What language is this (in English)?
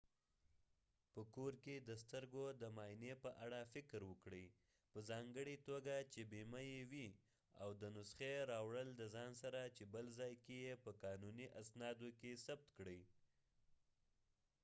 Pashto